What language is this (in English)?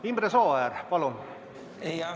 Estonian